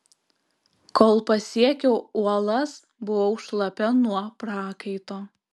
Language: Lithuanian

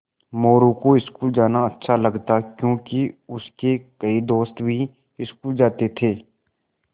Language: Hindi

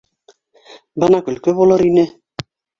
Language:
Bashkir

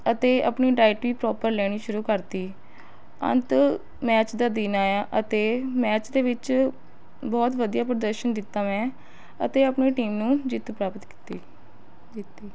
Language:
Punjabi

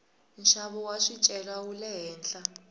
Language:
Tsonga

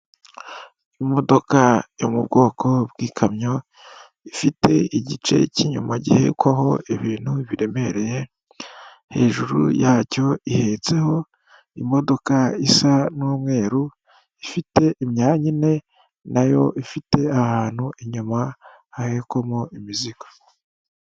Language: Kinyarwanda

